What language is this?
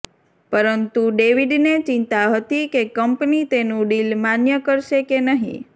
Gujarati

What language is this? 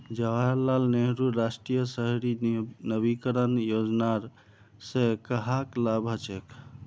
Magahi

